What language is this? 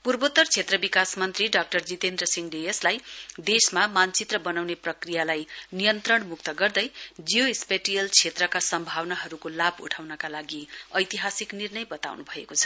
Nepali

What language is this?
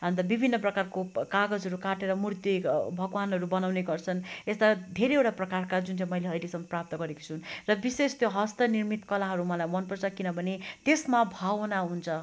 Nepali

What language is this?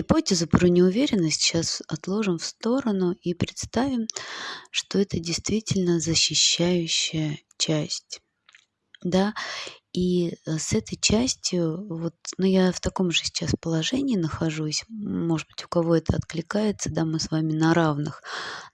Russian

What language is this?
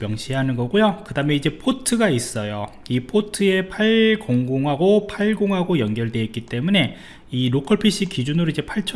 Korean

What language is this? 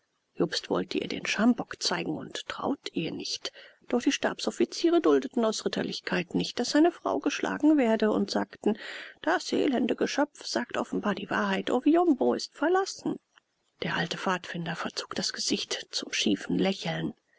German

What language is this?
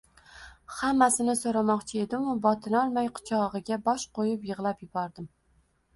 Uzbek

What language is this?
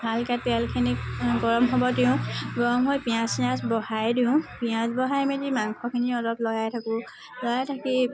Assamese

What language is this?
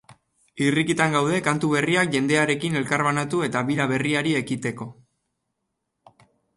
Basque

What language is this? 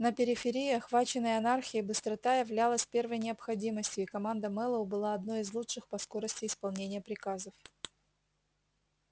Russian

